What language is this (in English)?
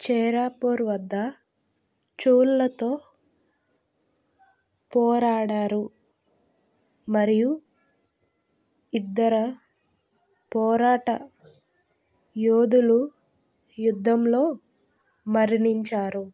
Telugu